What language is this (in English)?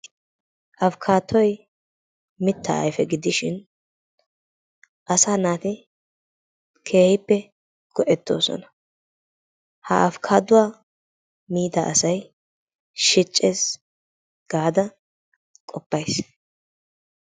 Wolaytta